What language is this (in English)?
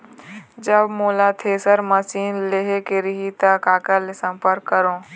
Chhattisgarhi